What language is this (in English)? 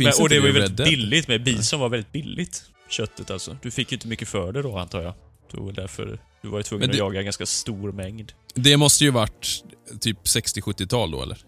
Swedish